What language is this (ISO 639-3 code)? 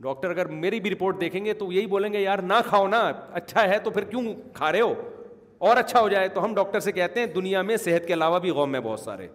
urd